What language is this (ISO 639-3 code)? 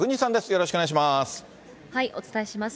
jpn